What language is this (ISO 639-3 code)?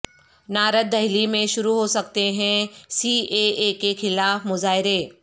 urd